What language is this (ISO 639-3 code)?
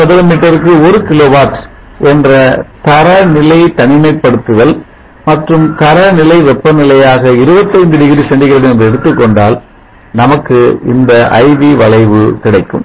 tam